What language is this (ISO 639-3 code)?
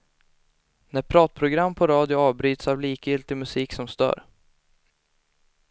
swe